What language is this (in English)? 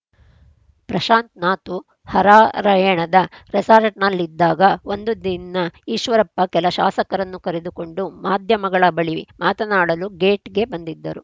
Kannada